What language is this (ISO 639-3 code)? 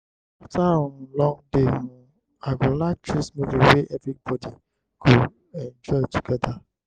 pcm